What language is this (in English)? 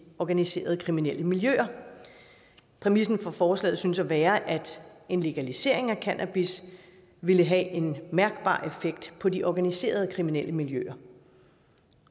Danish